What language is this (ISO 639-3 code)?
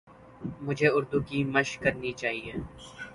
urd